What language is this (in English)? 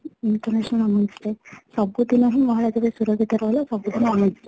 Odia